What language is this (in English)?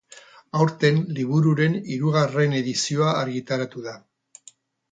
Basque